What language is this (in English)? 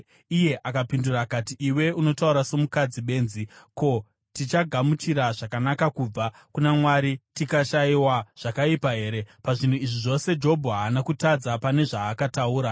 Shona